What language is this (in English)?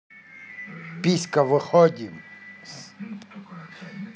Russian